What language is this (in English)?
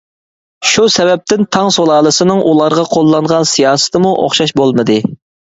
Uyghur